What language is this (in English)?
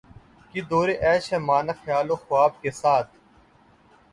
Urdu